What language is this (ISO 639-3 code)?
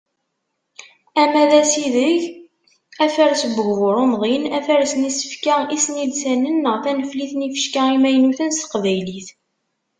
kab